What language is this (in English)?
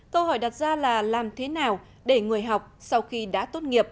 Vietnamese